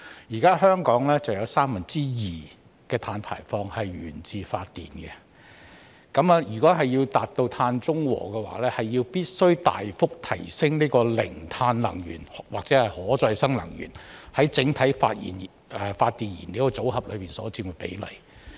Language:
Cantonese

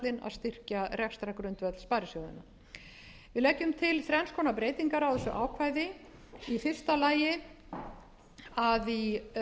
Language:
Icelandic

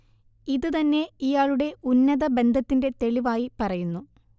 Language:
Malayalam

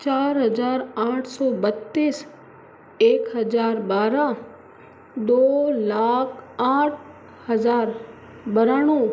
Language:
Hindi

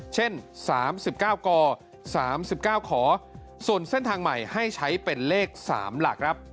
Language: Thai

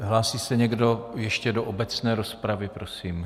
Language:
Czech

